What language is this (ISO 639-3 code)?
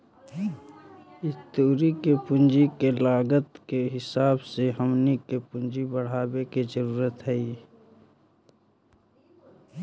mag